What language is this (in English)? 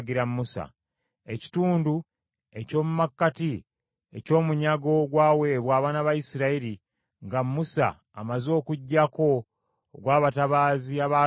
Ganda